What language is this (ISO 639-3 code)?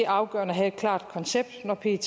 dan